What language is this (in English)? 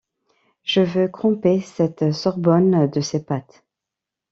French